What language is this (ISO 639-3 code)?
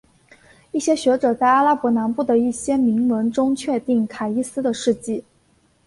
zho